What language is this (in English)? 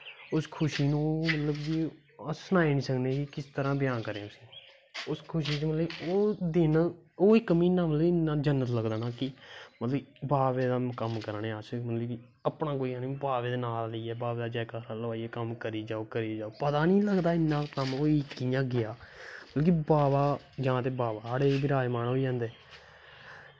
Dogri